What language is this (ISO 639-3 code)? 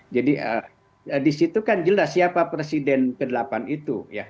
ind